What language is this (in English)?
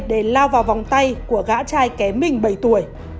Vietnamese